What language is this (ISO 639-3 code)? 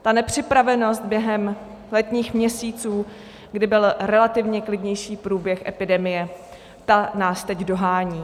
ces